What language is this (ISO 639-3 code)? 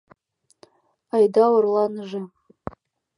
chm